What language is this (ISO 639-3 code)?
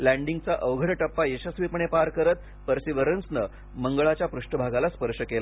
mar